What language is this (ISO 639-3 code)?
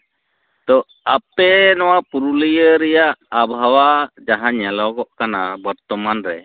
sat